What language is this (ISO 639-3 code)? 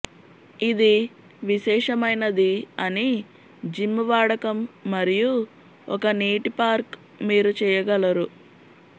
tel